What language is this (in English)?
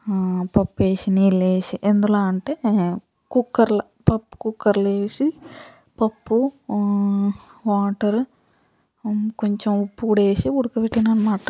Telugu